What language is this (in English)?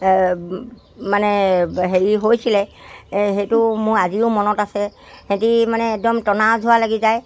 Assamese